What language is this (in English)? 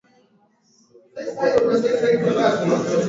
Swahili